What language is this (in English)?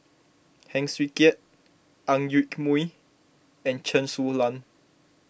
English